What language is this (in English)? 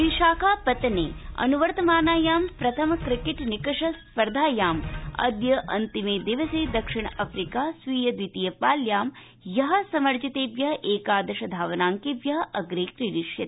Sanskrit